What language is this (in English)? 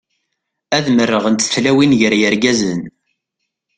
Kabyle